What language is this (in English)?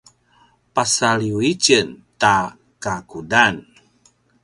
Paiwan